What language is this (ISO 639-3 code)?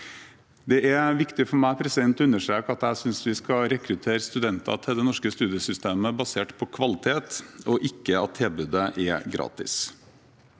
nor